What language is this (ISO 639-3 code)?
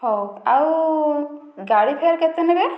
ori